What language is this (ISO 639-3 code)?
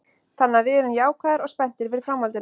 isl